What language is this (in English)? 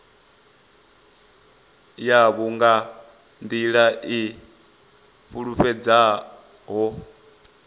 Venda